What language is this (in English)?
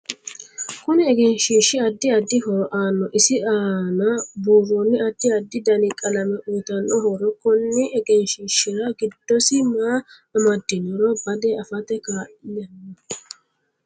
Sidamo